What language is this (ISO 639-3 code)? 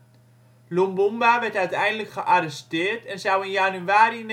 nld